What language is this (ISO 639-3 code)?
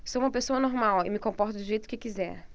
por